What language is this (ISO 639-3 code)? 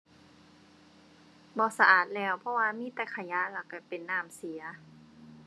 tha